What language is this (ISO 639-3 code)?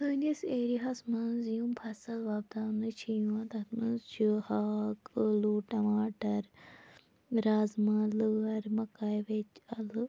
kas